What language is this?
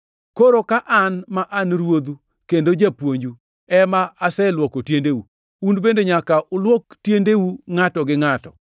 Luo (Kenya and Tanzania)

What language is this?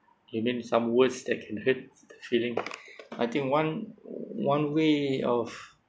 English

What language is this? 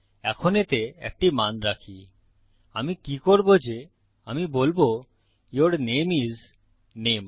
Bangla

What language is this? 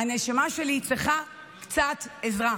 Hebrew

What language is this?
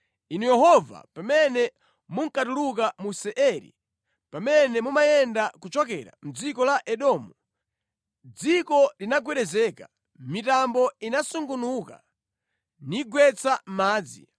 Nyanja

